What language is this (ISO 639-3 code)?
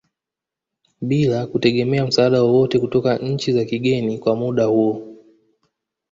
swa